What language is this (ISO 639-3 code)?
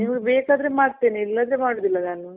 kan